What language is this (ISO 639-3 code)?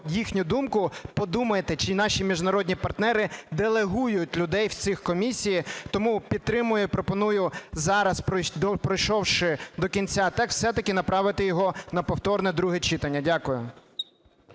ukr